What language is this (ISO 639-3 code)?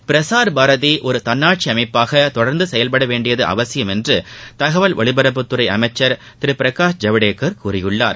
tam